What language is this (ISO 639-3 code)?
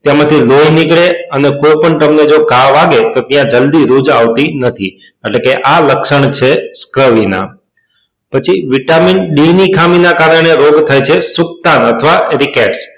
guj